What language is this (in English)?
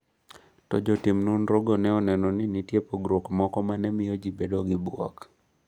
Luo (Kenya and Tanzania)